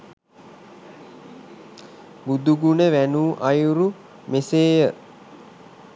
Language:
Sinhala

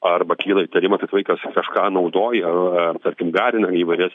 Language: Lithuanian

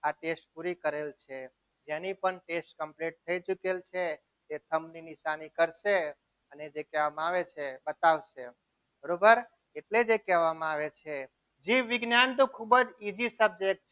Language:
Gujarati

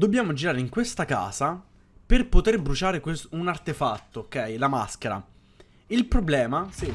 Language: Italian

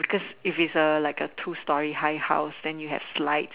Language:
English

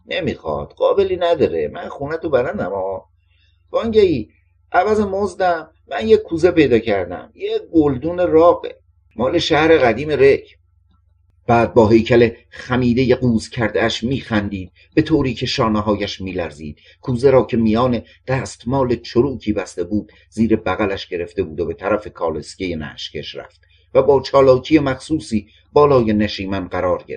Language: Persian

